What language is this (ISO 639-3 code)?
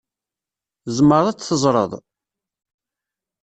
kab